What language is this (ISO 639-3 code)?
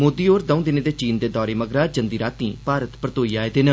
doi